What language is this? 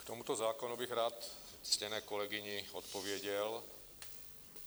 Czech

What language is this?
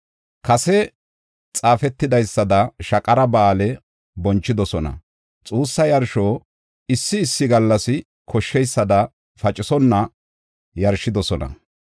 Gofa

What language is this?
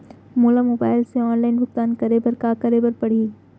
Chhattisgarhi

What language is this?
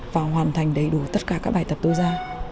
Vietnamese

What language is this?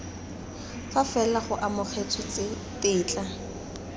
Tswana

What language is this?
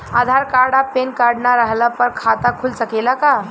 Bhojpuri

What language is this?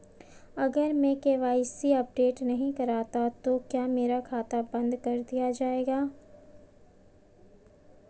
Hindi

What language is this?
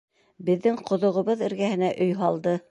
Bashkir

